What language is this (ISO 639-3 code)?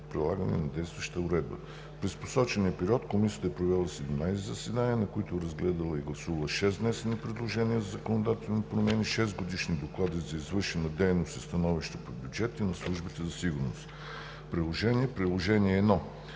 bul